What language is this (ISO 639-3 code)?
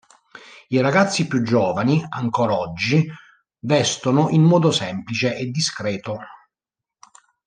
ita